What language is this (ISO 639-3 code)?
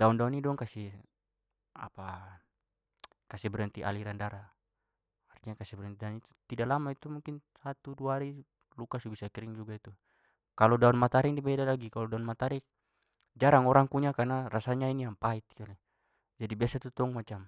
pmy